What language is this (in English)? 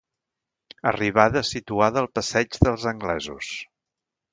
Catalan